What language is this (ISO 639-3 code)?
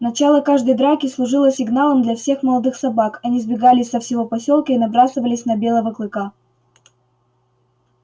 rus